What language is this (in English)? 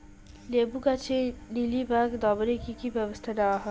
Bangla